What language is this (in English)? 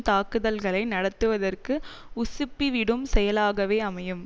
Tamil